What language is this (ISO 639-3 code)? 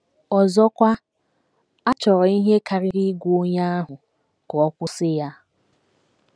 ibo